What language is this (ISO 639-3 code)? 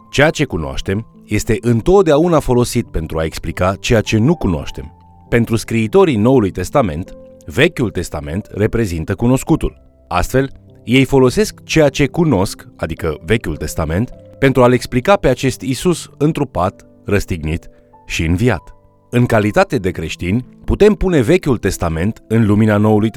ron